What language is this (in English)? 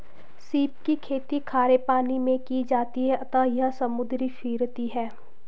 Hindi